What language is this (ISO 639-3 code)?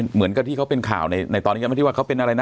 tha